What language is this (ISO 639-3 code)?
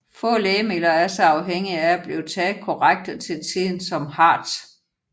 dan